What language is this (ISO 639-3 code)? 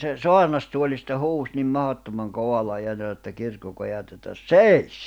fin